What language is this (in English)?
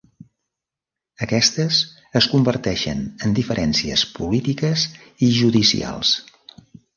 Catalan